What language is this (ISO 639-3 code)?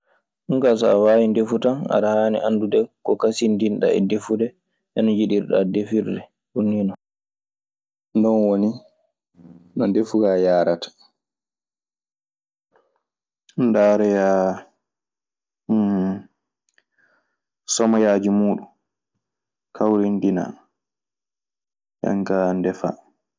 ffm